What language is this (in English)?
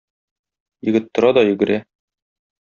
Tatar